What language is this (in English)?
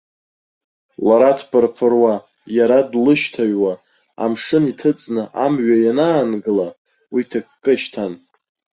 Abkhazian